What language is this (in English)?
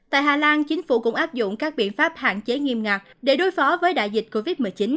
Vietnamese